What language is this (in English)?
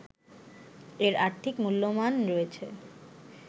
Bangla